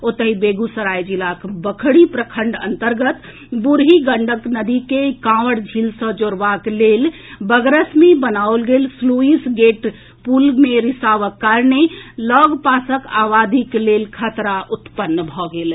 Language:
Maithili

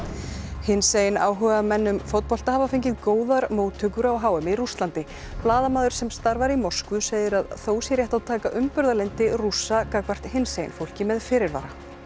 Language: Icelandic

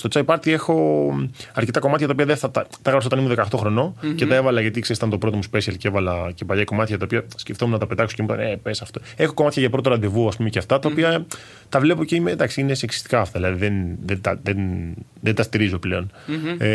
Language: Greek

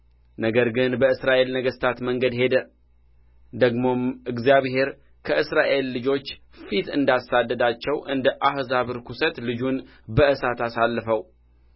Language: Amharic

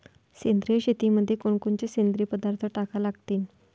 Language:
Marathi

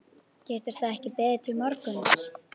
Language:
Icelandic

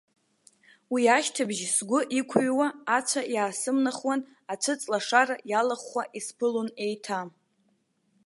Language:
Abkhazian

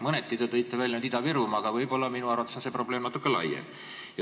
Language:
Estonian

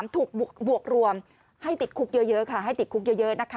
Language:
Thai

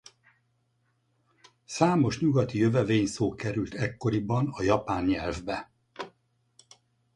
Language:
Hungarian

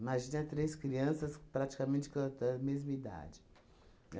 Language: Portuguese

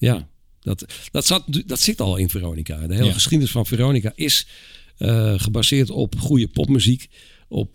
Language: Dutch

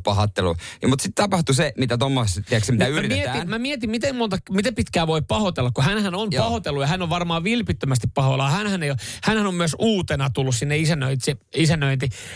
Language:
Finnish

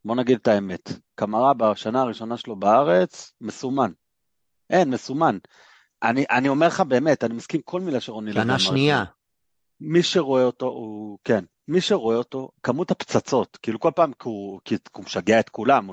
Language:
Hebrew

